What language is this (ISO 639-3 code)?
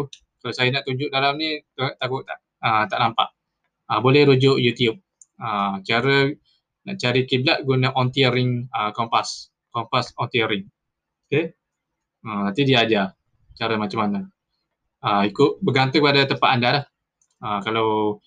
msa